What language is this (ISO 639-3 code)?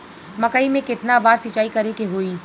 bho